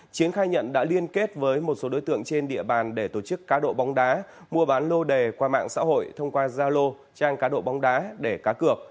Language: Vietnamese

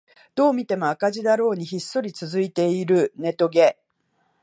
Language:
Japanese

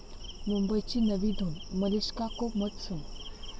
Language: Marathi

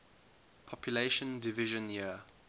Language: English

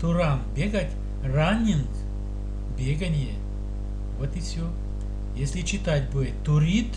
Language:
Russian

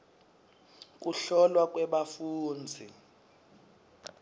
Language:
Swati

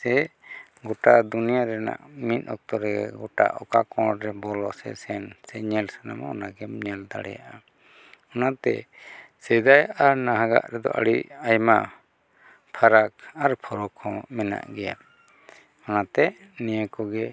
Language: Santali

